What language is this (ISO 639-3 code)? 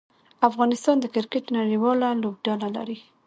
pus